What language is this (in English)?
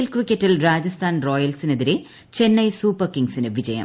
Malayalam